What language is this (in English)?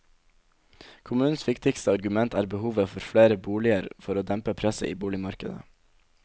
Norwegian